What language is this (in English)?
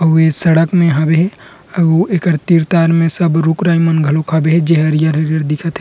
Chhattisgarhi